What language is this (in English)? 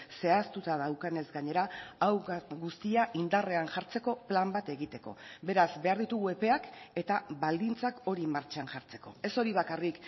Basque